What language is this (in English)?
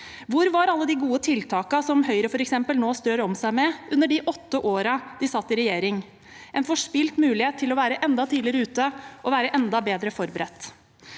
Norwegian